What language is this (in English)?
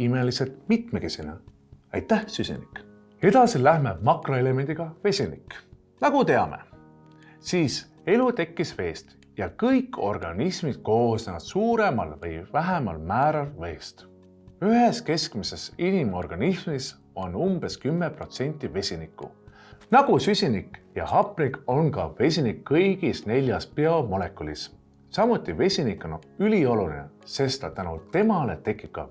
Estonian